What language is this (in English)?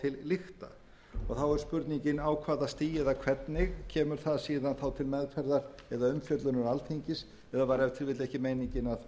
Icelandic